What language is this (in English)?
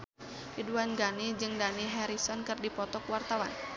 Sundanese